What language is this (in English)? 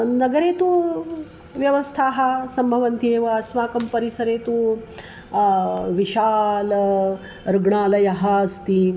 Sanskrit